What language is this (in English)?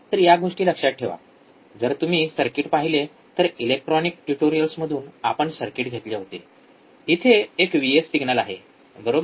Marathi